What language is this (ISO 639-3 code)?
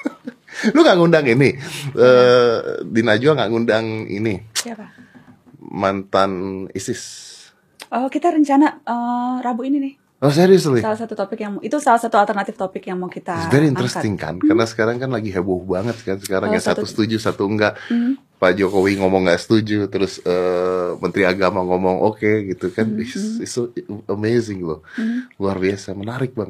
ind